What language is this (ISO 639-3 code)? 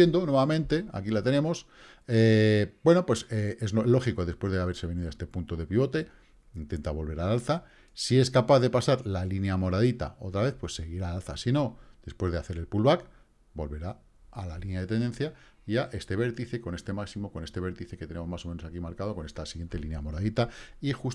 spa